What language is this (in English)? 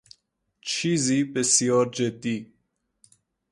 Persian